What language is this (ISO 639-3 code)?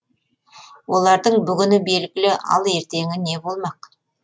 kaz